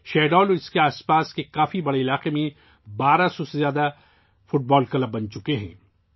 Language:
Urdu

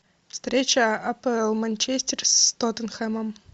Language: Russian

